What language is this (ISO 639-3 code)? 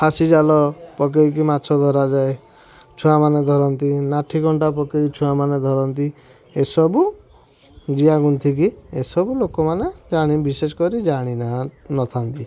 ori